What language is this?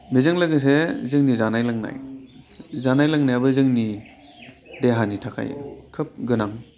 Bodo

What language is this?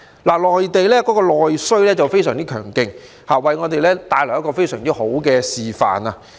Cantonese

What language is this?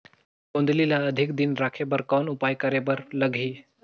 Chhattisgarhi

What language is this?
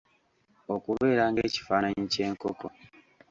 Ganda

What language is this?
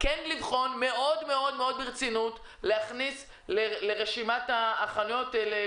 Hebrew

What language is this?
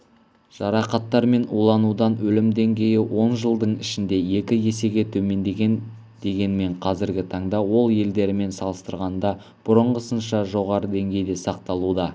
Kazakh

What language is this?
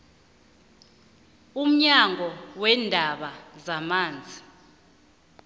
South Ndebele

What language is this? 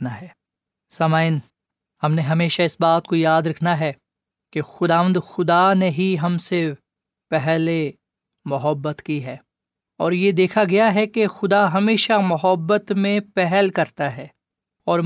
Urdu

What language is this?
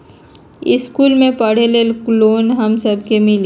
Magahi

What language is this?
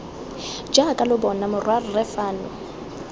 Tswana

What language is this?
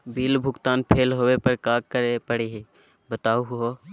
Magahi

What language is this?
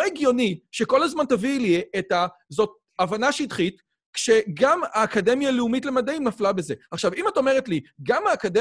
Hebrew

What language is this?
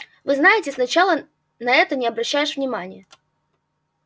Russian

